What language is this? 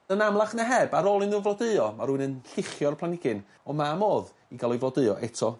Welsh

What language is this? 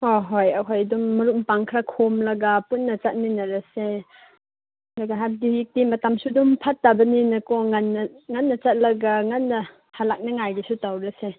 Manipuri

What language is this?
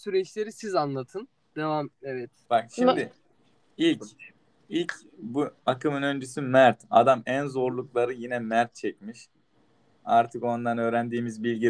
Turkish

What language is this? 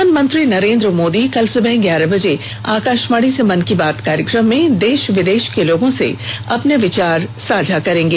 Hindi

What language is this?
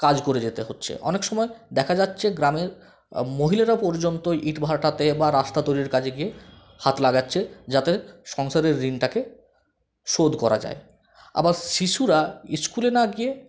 Bangla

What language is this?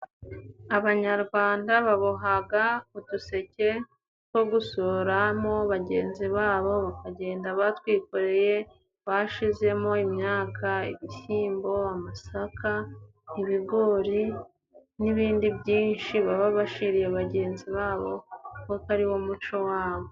Kinyarwanda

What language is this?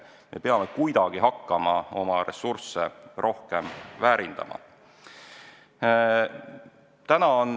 Estonian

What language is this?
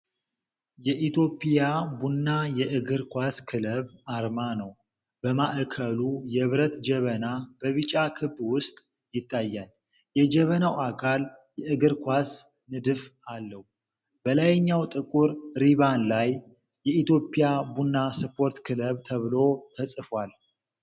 Amharic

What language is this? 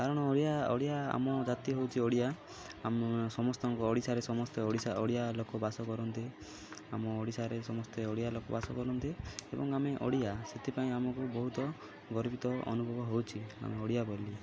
Odia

